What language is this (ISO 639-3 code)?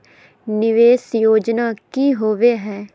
mag